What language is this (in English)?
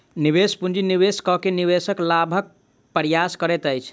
Maithili